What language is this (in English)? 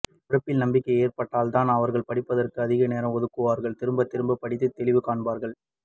Tamil